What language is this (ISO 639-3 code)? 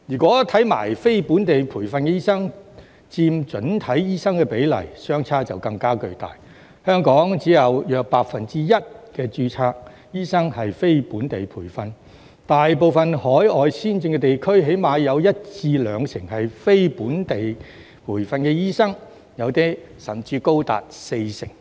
yue